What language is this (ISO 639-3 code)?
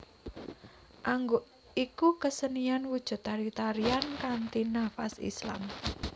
jav